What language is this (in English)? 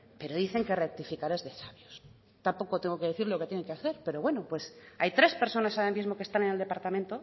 Spanish